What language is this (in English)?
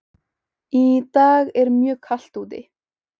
Icelandic